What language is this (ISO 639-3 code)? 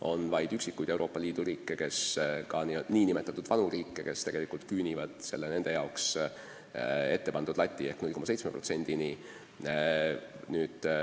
est